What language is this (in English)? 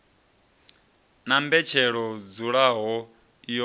Venda